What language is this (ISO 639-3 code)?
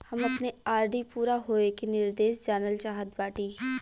bho